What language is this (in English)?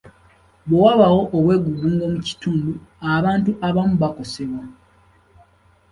Ganda